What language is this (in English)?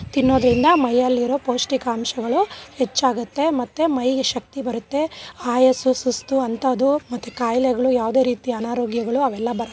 Kannada